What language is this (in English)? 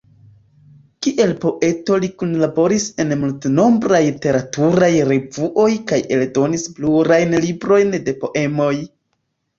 Esperanto